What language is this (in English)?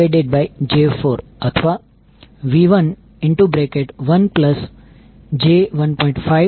Gujarati